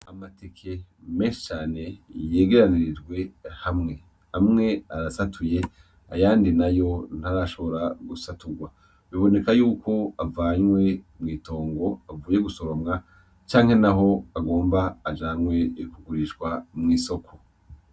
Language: Rundi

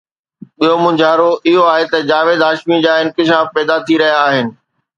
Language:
Sindhi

